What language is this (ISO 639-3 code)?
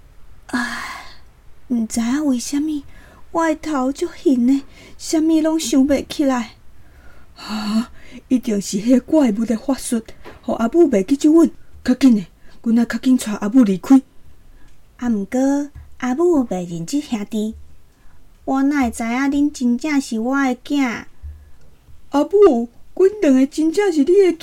zho